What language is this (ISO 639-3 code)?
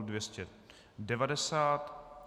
ces